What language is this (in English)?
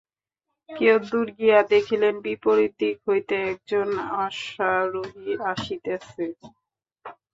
Bangla